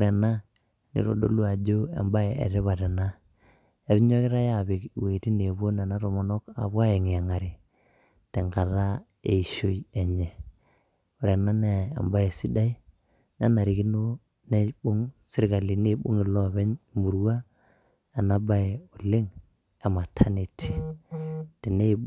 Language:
Masai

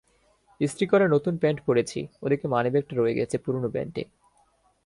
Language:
Bangla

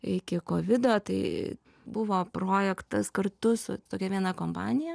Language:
Lithuanian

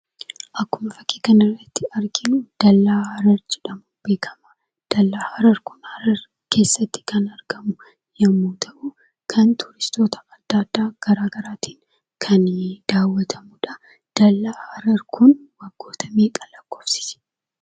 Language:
Oromo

